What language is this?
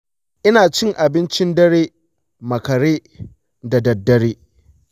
Hausa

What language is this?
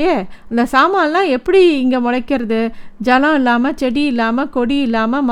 Tamil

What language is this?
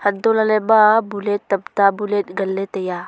Wancho Naga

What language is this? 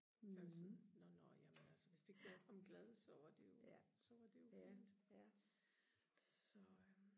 Danish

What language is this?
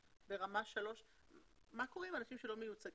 Hebrew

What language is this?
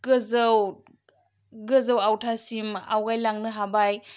Bodo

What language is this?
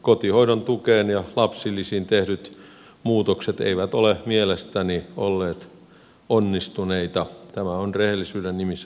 Finnish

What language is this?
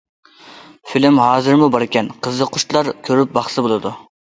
Uyghur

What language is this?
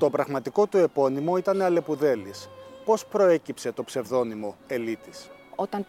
Greek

